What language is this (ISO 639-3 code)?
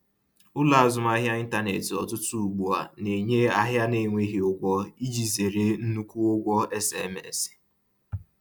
ibo